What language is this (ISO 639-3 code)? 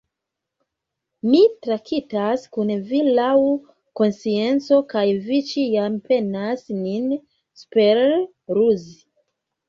epo